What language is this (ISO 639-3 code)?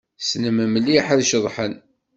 kab